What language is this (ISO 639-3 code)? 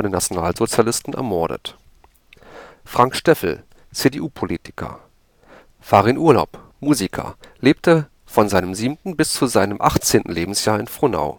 deu